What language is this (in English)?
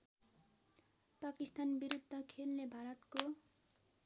Nepali